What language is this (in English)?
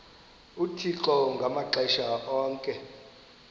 Xhosa